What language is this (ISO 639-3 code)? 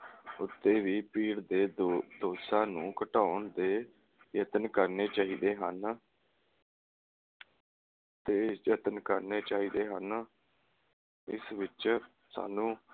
pan